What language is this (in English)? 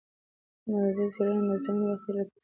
Pashto